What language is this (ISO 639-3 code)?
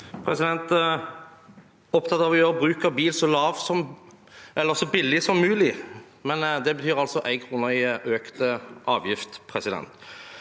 nor